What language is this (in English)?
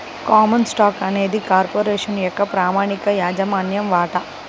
Telugu